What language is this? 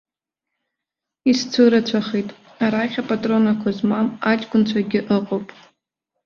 Abkhazian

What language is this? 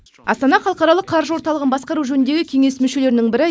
Kazakh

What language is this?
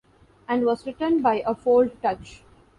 English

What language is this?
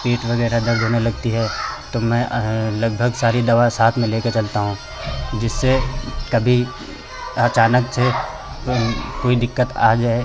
Hindi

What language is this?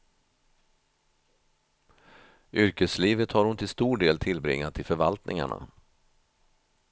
Swedish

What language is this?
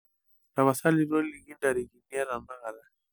Masai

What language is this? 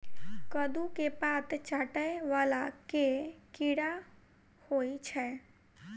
Maithili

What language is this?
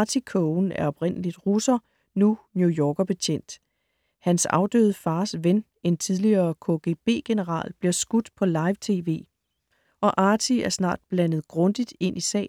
Danish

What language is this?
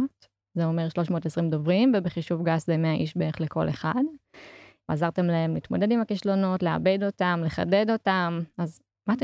Hebrew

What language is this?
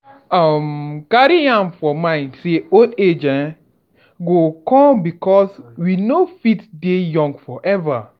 Nigerian Pidgin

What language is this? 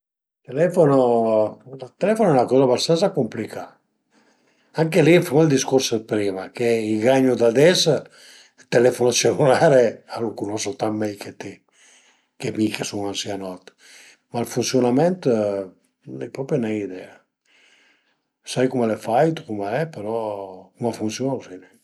Piedmontese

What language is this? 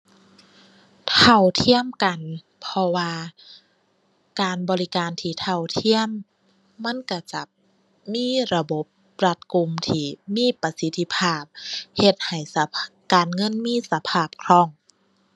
Thai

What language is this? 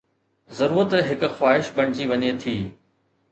Sindhi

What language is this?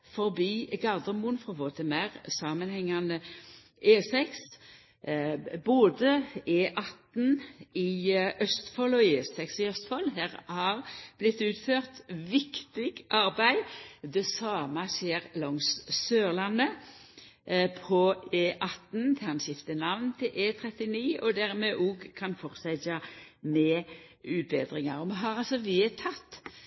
Norwegian Nynorsk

